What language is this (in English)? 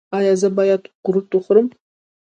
Pashto